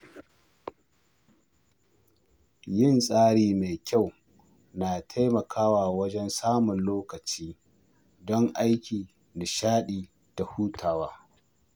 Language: Hausa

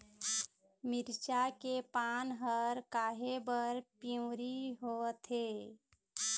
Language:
Chhattisgarhi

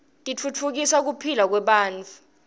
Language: Swati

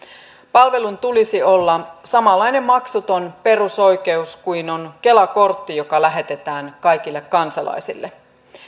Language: Finnish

